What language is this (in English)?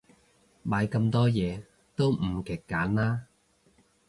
Cantonese